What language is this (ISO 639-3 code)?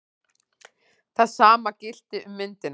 isl